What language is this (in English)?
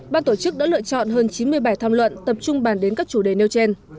Vietnamese